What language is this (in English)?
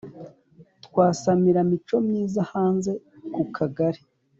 Kinyarwanda